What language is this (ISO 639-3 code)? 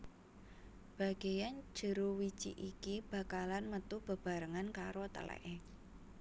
jav